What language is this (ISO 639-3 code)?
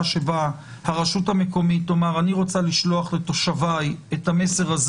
heb